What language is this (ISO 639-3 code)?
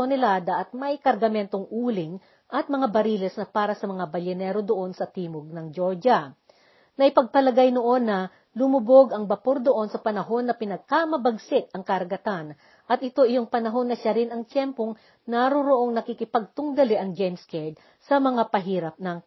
fil